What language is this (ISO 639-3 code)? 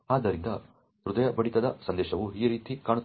kan